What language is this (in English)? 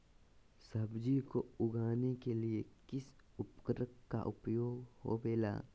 Magahi